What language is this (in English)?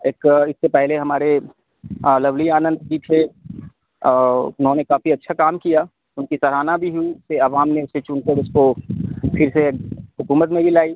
Urdu